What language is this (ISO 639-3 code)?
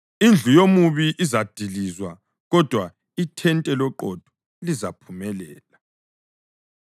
nde